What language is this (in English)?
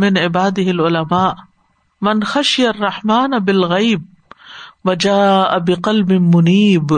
Urdu